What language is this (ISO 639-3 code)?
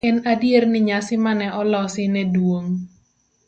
luo